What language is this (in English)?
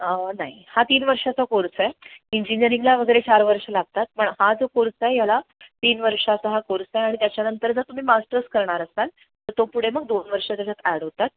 Marathi